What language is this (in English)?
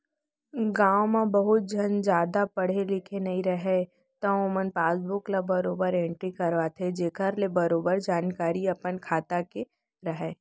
Chhattisgarhi